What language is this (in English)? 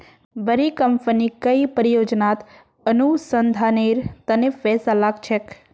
Magahi